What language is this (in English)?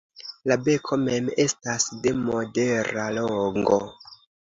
Esperanto